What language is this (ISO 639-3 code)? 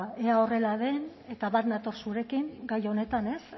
eus